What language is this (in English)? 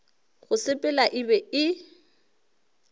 Northern Sotho